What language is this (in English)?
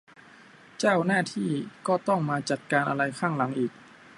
Thai